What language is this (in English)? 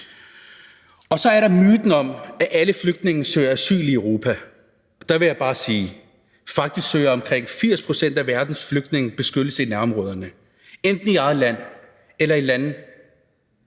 Danish